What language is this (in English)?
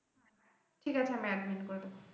Bangla